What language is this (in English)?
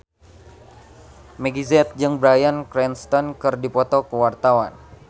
Sundanese